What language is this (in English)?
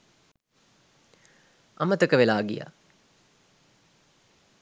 Sinhala